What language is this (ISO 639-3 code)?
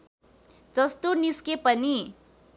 nep